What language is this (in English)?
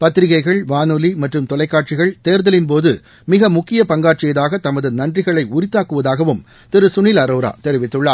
Tamil